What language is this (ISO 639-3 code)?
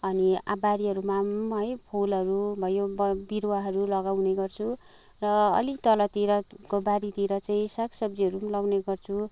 nep